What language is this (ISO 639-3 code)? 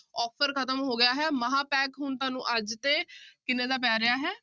pan